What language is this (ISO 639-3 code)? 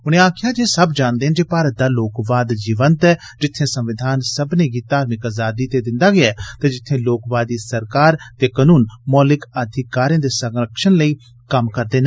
doi